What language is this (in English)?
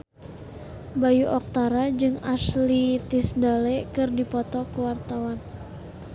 Sundanese